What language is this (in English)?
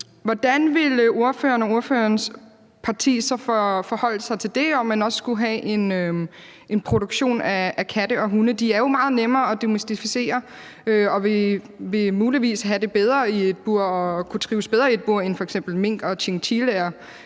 Danish